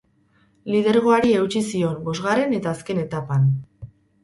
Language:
Basque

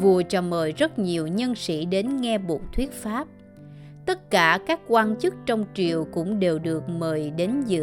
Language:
Vietnamese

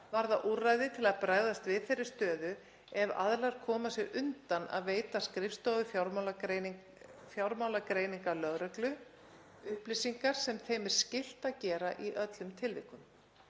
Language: Icelandic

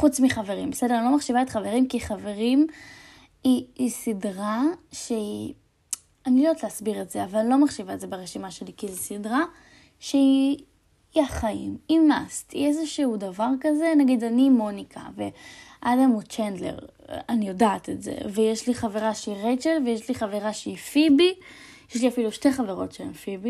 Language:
Hebrew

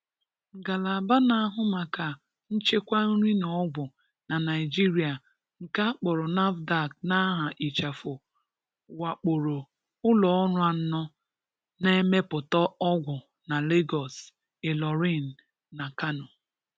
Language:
Igbo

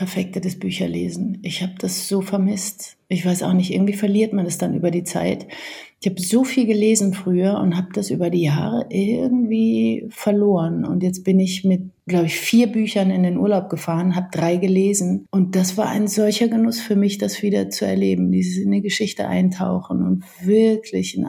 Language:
German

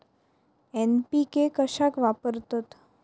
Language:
Marathi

